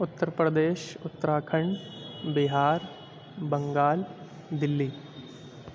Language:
Urdu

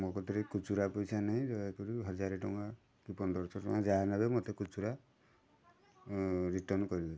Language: Odia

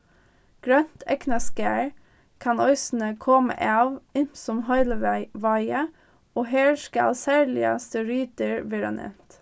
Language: Faroese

